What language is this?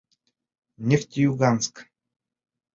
Bashkir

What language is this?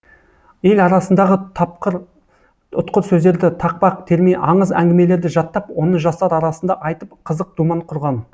Kazakh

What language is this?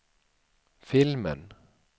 Swedish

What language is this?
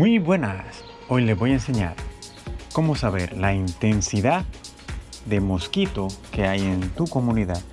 Spanish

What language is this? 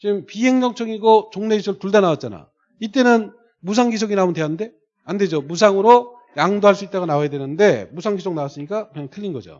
Korean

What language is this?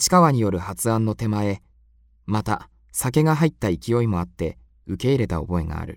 Japanese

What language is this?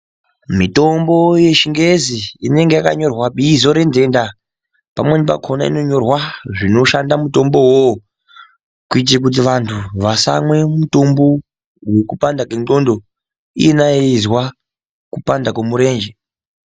Ndau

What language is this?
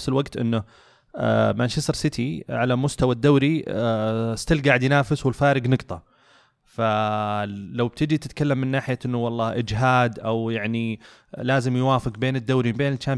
Arabic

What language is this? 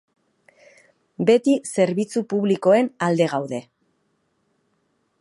Basque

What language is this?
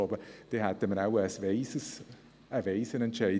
Swiss German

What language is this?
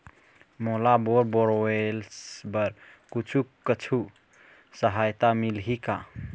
Chhattisgarhi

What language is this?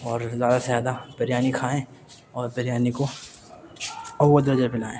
Urdu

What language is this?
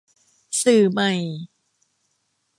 Thai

